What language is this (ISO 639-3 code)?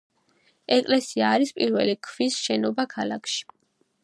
kat